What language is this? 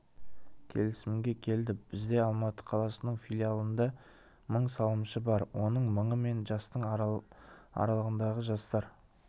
Kazakh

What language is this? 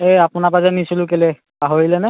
Assamese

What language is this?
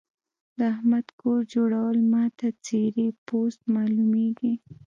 Pashto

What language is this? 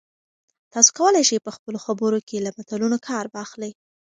Pashto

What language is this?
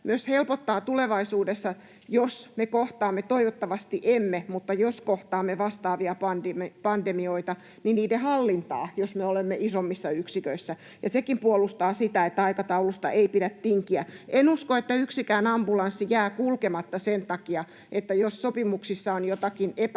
Finnish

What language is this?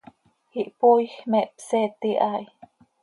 Seri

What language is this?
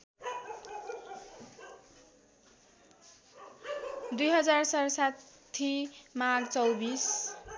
Nepali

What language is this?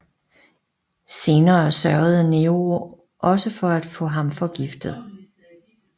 Danish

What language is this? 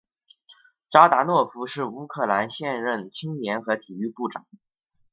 Chinese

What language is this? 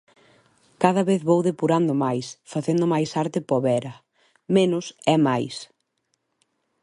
Galician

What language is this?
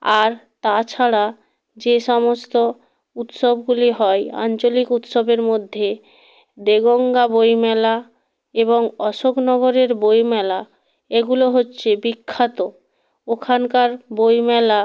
Bangla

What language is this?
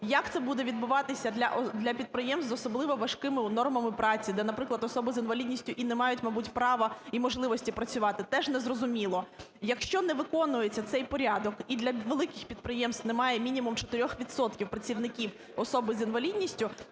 Ukrainian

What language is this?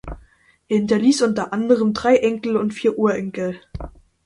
German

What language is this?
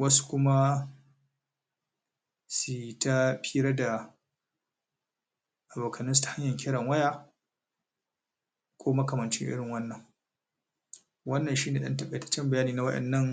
Hausa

